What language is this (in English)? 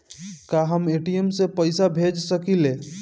Bhojpuri